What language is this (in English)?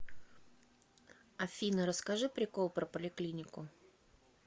Russian